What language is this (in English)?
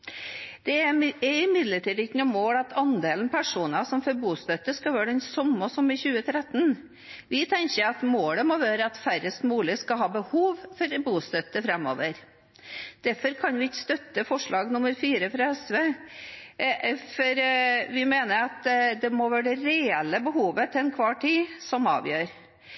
Norwegian Bokmål